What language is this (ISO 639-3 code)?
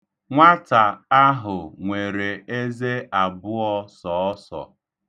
ibo